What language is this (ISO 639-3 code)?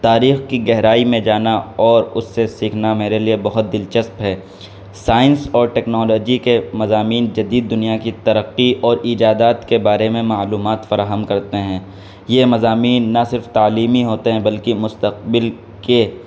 urd